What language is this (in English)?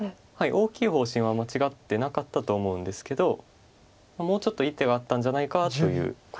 Japanese